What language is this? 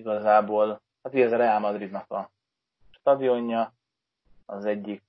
Hungarian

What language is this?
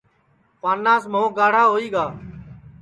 Sansi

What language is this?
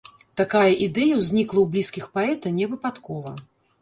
Belarusian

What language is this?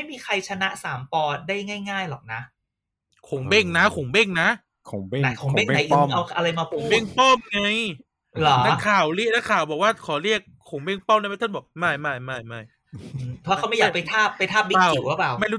Thai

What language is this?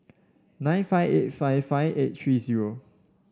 English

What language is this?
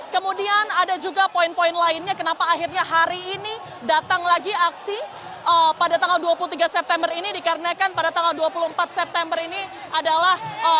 Indonesian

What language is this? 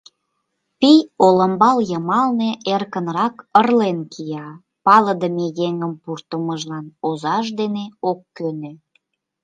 Mari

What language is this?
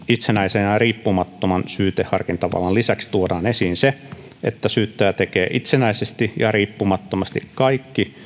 Finnish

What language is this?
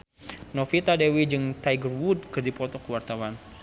Sundanese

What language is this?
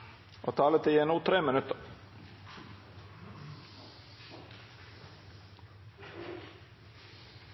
Norwegian Bokmål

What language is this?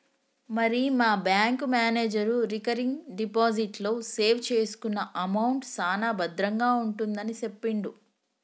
Telugu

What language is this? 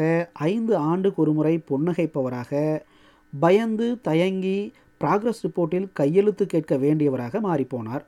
Tamil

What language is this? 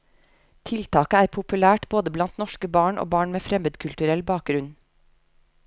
Norwegian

